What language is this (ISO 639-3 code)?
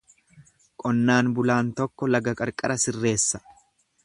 orm